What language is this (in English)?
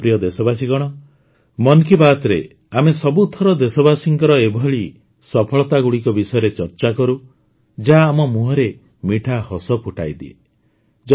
Odia